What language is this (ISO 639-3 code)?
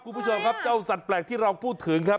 tha